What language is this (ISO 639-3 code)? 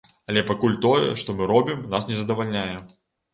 bel